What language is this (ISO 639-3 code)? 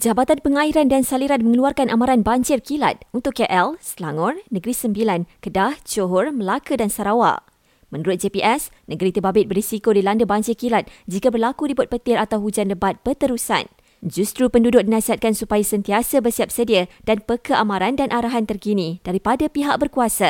msa